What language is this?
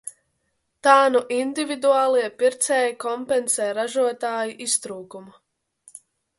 Latvian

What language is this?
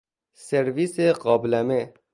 Persian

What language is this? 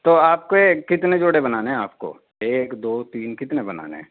Urdu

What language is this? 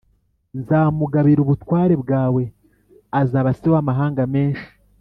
Kinyarwanda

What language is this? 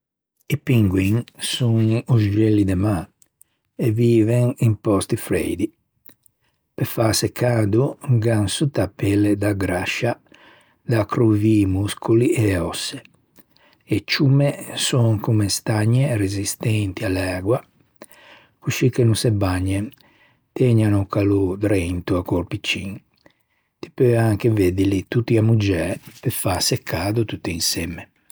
Ligurian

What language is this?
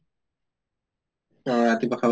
Assamese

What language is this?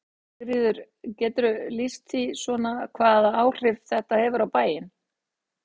Icelandic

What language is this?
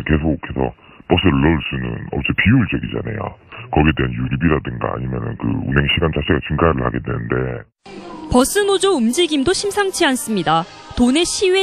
Korean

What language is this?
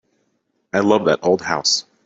English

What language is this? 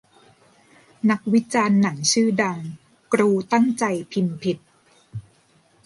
Thai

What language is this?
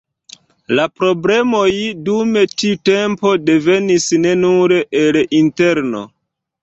Esperanto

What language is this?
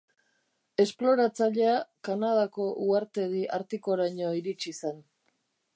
Basque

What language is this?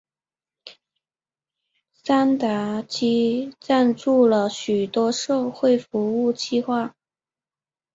Chinese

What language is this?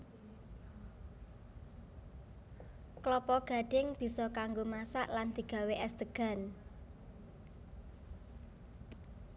Javanese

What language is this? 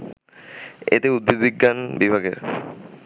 Bangla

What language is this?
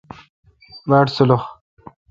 Kalkoti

